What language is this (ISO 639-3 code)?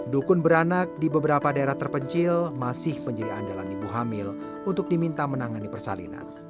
ind